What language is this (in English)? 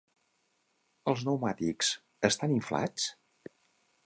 Catalan